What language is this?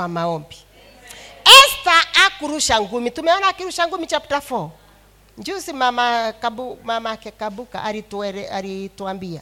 Swahili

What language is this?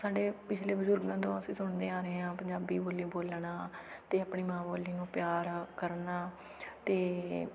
Punjabi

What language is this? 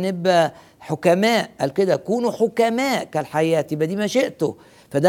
Arabic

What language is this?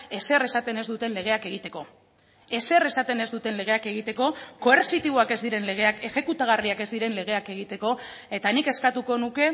Basque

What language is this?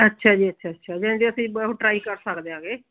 Punjabi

